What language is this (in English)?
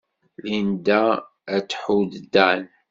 Kabyle